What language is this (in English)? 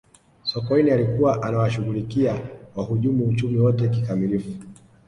Swahili